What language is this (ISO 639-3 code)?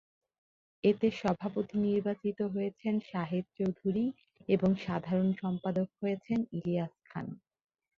ben